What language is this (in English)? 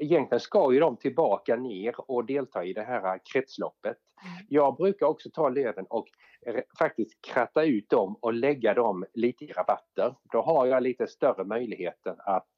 Swedish